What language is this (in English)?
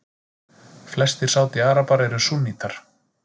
Icelandic